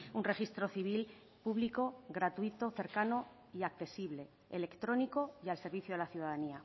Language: Spanish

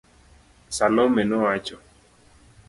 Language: Luo (Kenya and Tanzania)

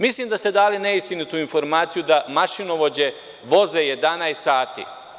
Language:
Serbian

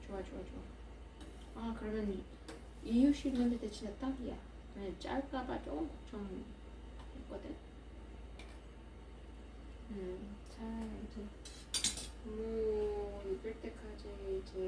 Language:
Korean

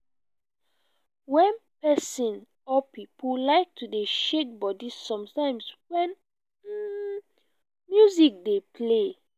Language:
Nigerian Pidgin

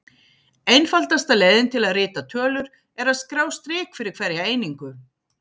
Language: Icelandic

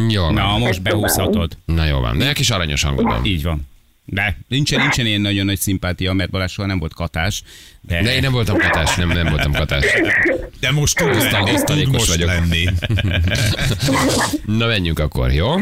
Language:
Hungarian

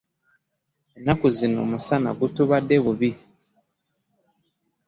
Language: Ganda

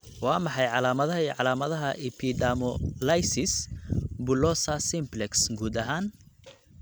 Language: Somali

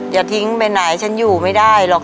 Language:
Thai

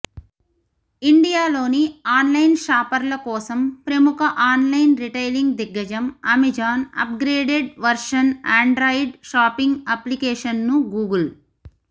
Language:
Telugu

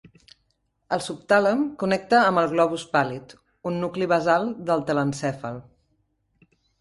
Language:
Catalan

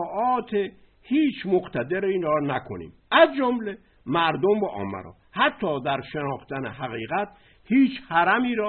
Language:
Persian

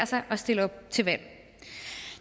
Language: Danish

